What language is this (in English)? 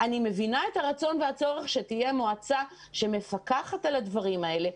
Hebrew